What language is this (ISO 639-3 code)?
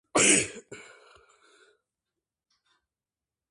kat